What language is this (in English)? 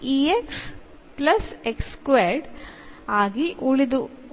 Malayalam